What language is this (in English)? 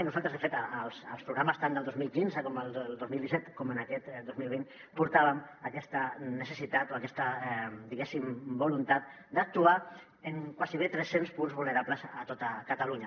Catalan